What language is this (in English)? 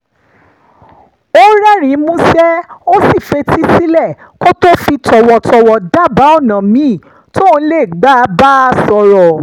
Yoruba